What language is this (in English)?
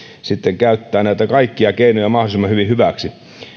Finnish